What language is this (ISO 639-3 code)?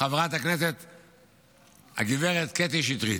heb